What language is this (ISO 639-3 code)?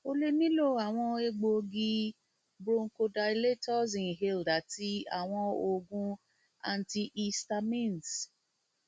yor